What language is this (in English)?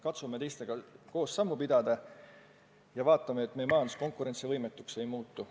Estonian